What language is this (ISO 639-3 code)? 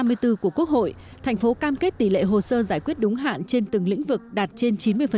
vie